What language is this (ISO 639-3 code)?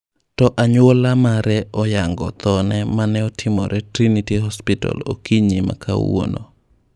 luo